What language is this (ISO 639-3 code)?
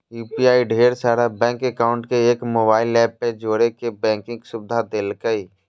mag